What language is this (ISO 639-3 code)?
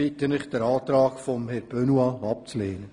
gsw